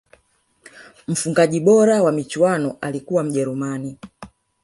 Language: Swahili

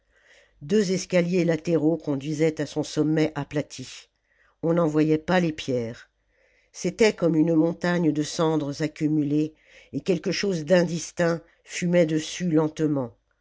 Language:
French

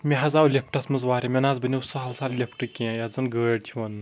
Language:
Kashmiri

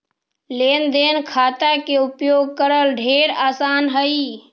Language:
Magahi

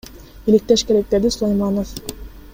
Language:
Kyrgyz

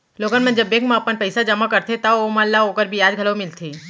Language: Chhattisgarhi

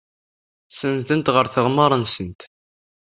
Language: Kabyle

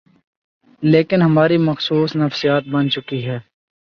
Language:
Urdu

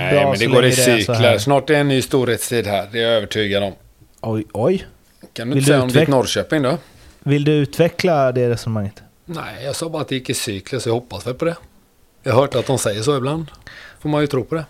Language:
Swedish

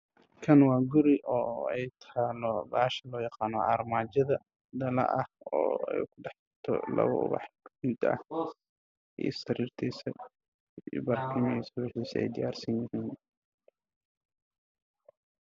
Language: Somali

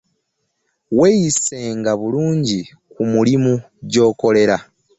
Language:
Ganda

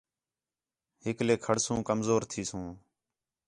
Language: Khetrani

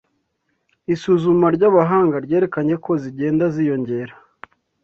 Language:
Kinyarwanda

